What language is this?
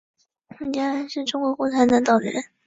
Chinese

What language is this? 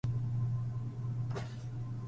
Chinese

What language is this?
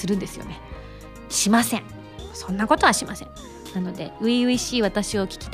Japanese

